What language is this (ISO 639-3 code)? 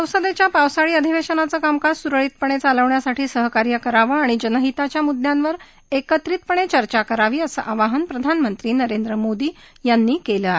mar